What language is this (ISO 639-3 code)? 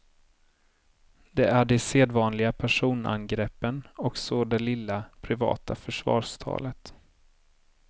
swe